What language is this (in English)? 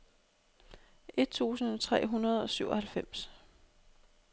Danish